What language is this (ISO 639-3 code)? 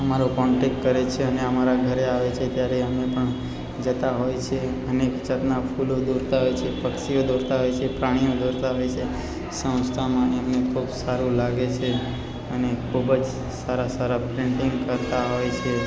guj